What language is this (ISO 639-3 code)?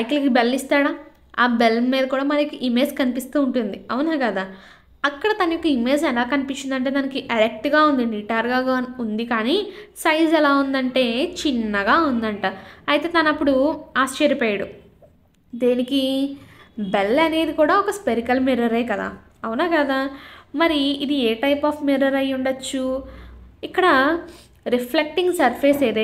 tel